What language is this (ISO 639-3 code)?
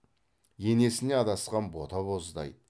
kaz